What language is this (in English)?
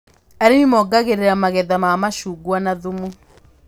Kikuyu